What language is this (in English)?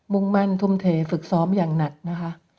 Thai